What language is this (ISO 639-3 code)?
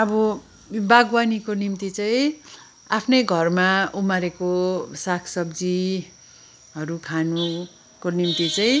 nep